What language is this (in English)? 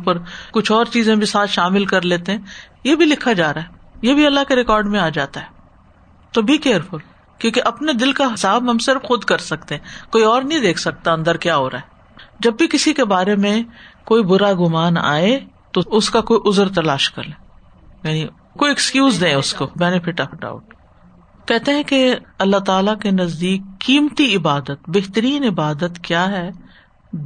Urdu